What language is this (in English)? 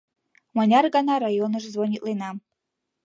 Mari